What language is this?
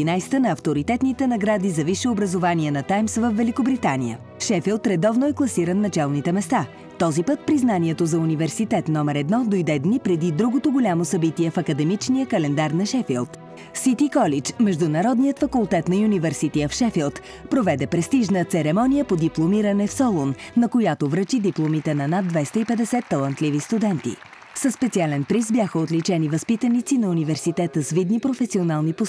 Bulgarian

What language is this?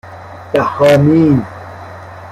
Persian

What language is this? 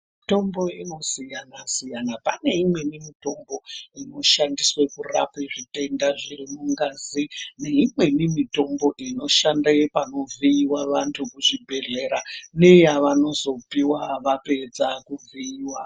Ndau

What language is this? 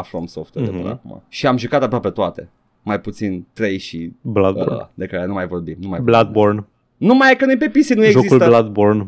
Romanian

